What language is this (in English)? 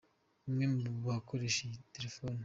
Kinyarwanda